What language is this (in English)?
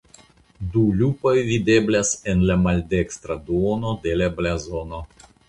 Esperanto